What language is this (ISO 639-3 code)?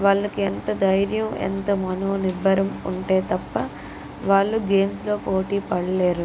tel